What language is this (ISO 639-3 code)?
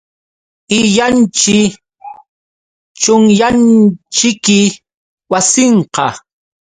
qux